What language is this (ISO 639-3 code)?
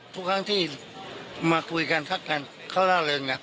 tha